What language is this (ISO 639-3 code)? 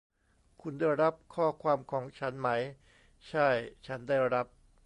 tha